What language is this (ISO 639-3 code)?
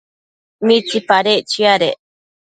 mcf